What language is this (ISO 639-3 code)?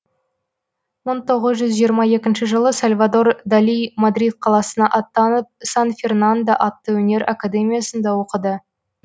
kaz